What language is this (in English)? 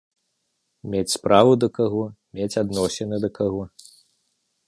Belarusian